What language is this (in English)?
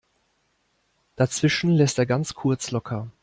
German